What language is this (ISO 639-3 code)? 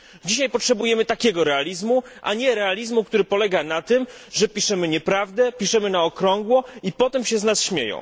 pol